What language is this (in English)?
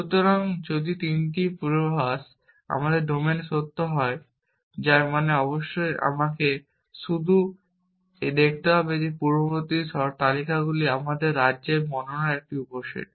Bangla